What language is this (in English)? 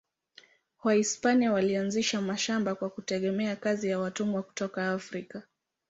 Swahili